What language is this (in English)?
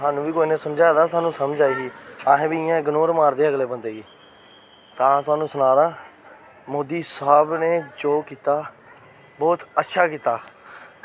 Dogri